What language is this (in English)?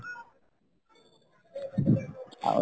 Odia